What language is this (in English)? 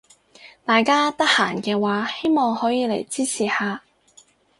Cantonese